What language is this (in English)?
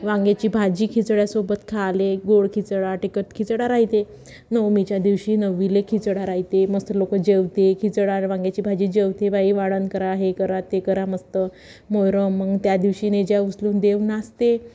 Marathi